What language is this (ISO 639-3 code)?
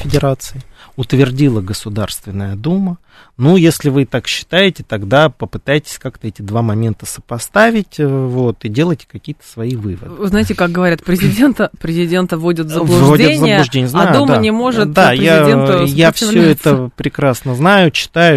rus